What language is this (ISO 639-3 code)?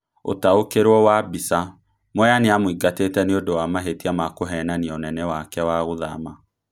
kik